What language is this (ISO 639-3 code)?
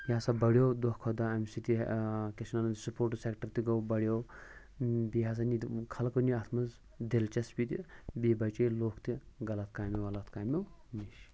kas